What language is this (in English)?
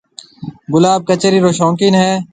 Marwari (Pakistan)